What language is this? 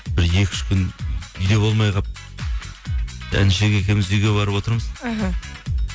Kazakh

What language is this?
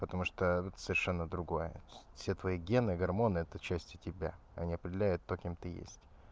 Russian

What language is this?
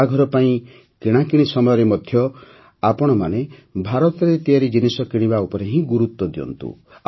Odia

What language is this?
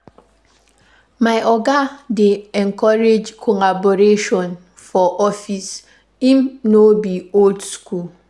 Nigerian Pidgin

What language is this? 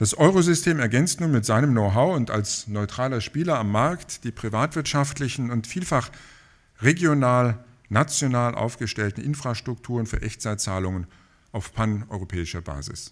German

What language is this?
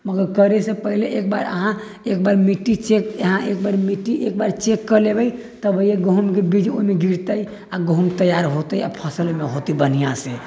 Maithili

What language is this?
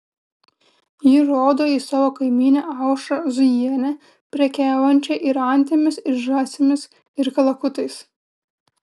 Lithuanian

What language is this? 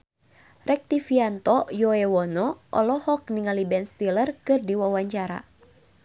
Sundanese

